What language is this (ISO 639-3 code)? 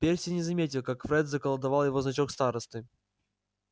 rus